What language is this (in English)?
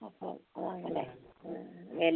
Malayalam